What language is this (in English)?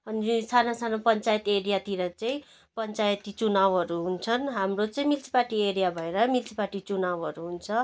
Nepali